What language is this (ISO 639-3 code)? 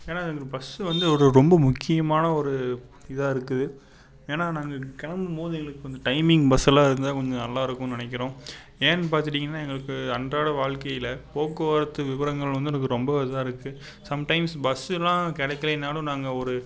tam